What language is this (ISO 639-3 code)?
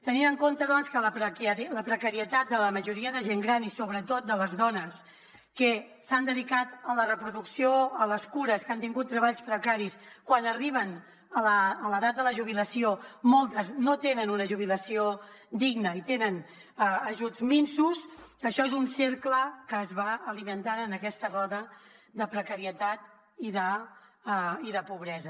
cat